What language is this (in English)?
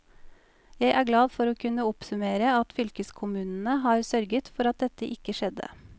Norwegian